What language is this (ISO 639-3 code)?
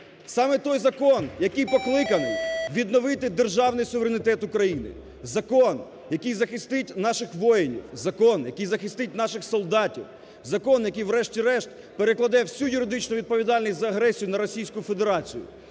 ukr